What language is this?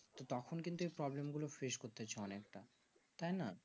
Bangla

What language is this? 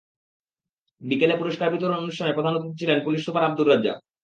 Bangla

